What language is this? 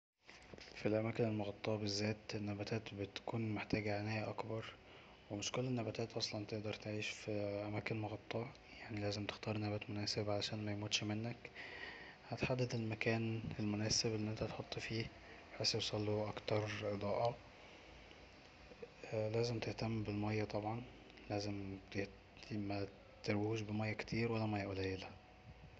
Egyptian Arabic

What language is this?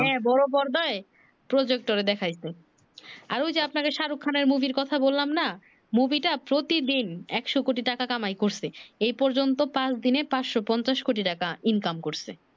Bangla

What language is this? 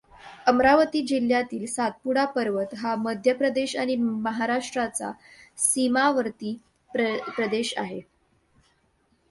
Marathi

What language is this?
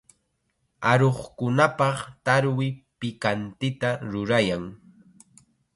Chiquián Ancash Quechua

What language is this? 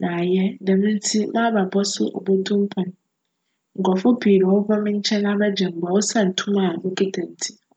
Akan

